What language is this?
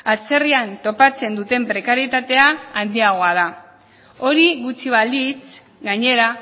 Basque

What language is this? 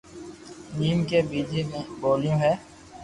Loarki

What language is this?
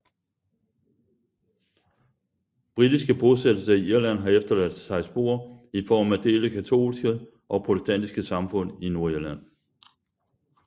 Danish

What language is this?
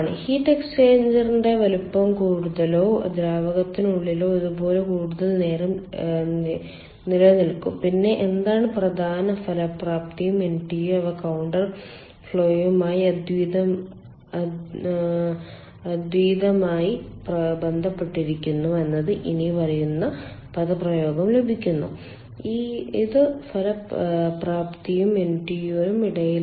Malayalam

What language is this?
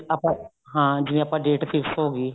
Punjabi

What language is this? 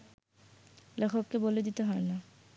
Bangla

